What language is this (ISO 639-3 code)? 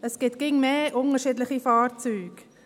gsw